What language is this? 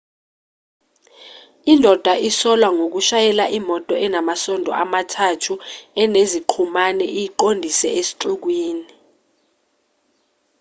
Zulu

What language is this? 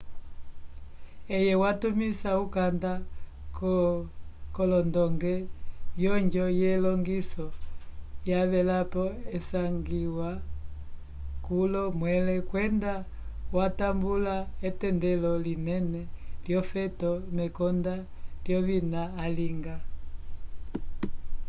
Umbundu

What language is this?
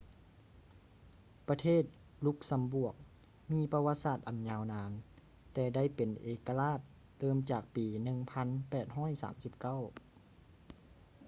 Lao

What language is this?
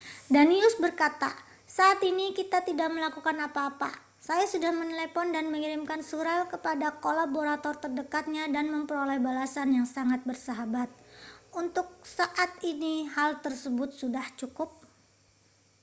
Indonesian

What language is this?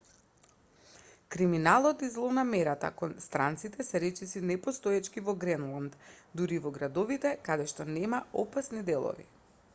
Macedonian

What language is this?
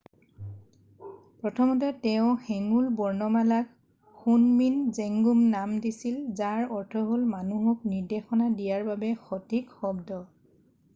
Assamese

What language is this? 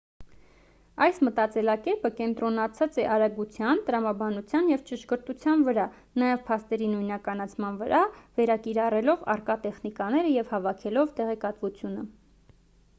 Armenian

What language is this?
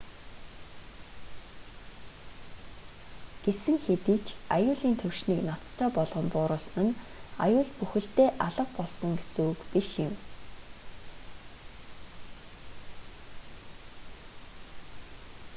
Mongolian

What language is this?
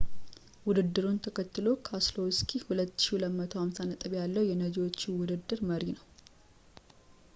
Amharic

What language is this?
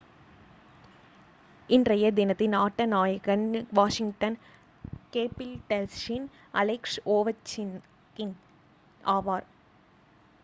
Tamil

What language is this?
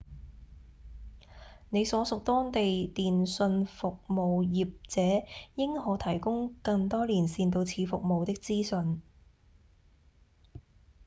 Cantonese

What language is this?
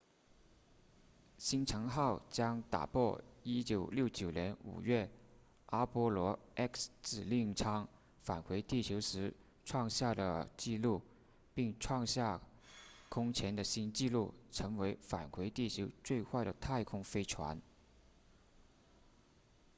Chinese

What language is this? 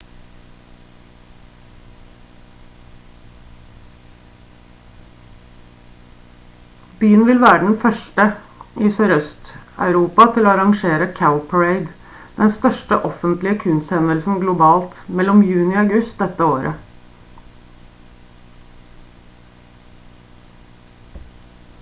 Norwegian Bokmål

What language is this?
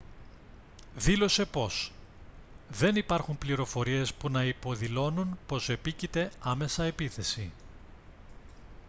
Greek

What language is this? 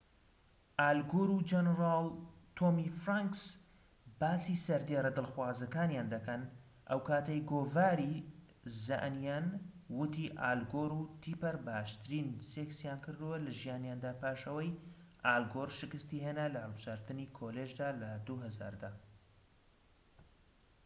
Central Kurdish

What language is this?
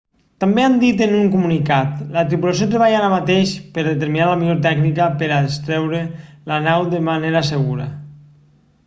Catalan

